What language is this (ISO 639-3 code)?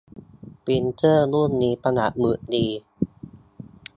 tha